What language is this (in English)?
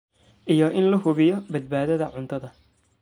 Somali